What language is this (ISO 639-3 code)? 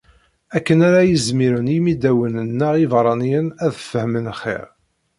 kab